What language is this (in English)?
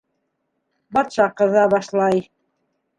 Bashkir